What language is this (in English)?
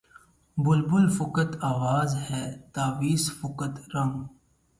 Urdu